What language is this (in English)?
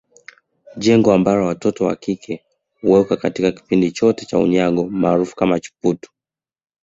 Swahili